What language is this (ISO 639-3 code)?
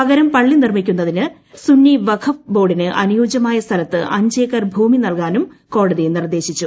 mal